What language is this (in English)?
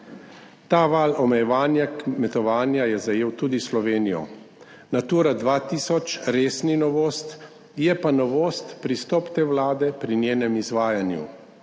Slovenian